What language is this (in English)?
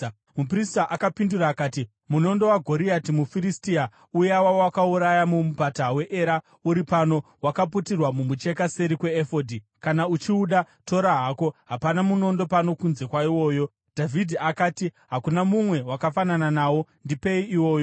Shona